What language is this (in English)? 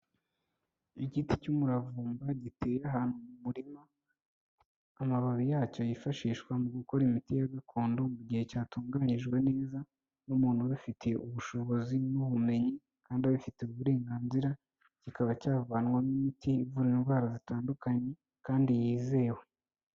Kinyarwanda